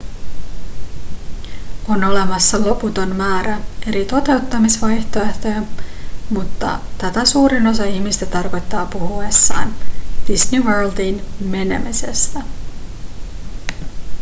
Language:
Finnish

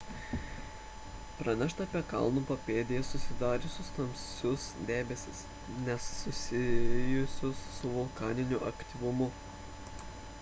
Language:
Lithuanian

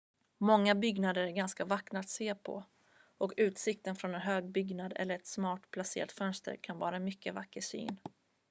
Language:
Swedish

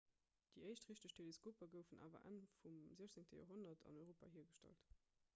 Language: Luxembourgish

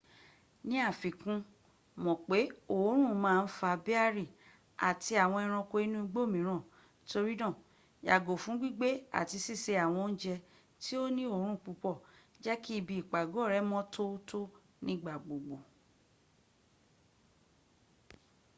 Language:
Yoruba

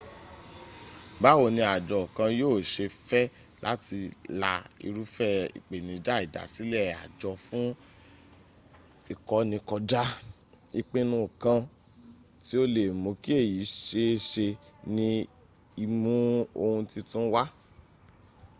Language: Yoruba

